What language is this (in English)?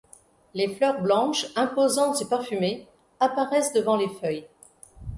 French